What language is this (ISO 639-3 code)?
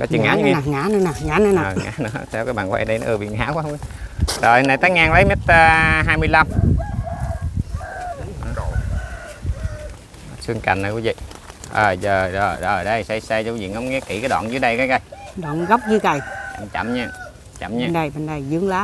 vie